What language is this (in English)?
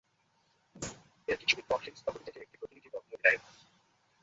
Bangla